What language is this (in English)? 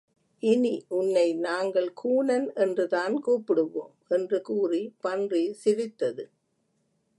Tamil